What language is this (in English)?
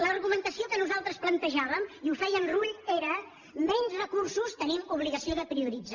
Catalan